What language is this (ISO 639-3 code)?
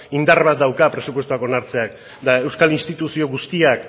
eus